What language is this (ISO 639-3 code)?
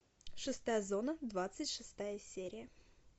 rus